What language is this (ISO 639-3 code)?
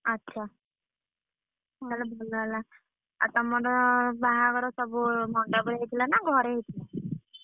ori